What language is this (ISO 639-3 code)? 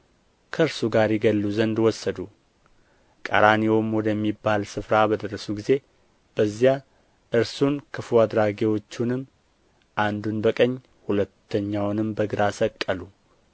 amh